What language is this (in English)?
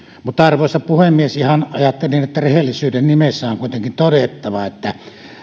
Finnish